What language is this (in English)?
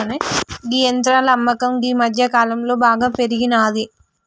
Telugu